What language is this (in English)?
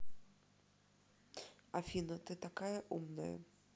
Russian